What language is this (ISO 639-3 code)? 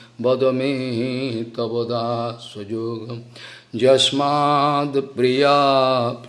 por